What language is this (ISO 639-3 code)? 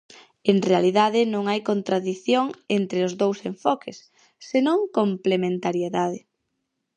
glg